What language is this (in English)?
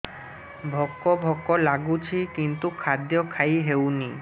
Odia